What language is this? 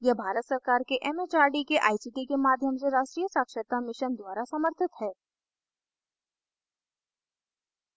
Hindi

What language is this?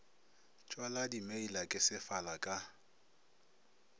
Northern Sotho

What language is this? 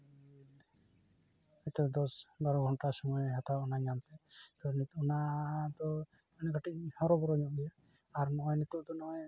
Santali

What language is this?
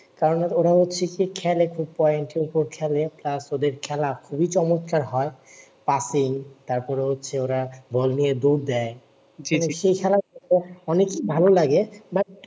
Bangla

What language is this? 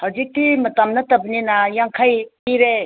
Manipuri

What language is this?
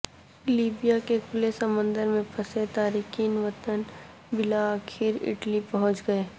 Urdu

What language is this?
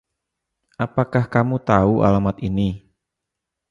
Indonesian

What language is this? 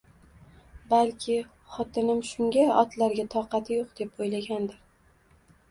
Uzbek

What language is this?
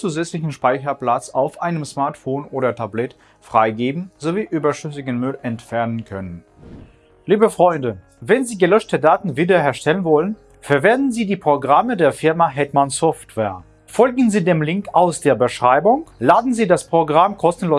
German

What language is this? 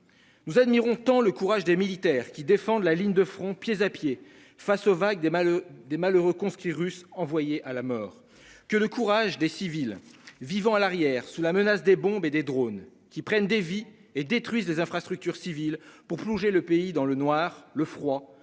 French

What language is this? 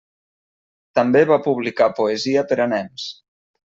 Catalan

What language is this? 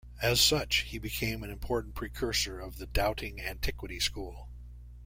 English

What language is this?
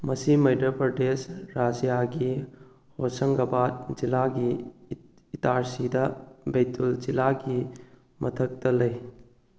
Manipuri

